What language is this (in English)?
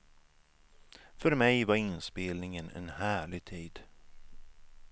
Swedish